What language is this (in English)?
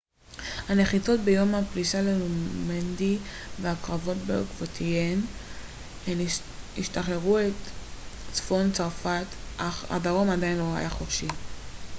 Hebrew